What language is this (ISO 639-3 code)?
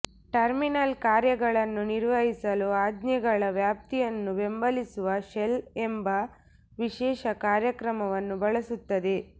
kan